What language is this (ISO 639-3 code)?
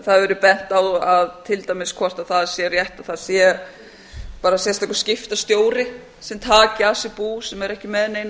isl